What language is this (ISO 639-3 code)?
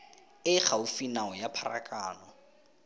tsn